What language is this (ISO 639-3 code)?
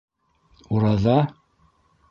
bak